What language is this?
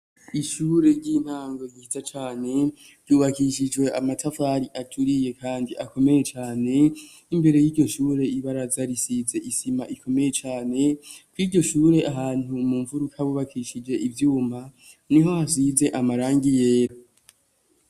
Rundi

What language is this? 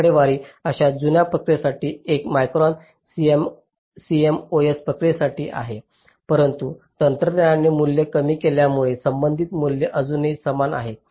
Marathi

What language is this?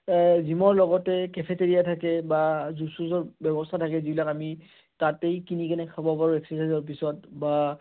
Assamese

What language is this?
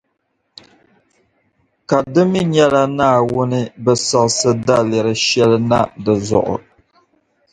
Dagbani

